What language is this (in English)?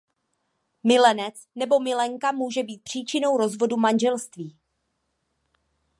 Czech